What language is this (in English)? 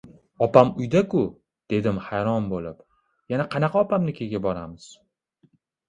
Uzbek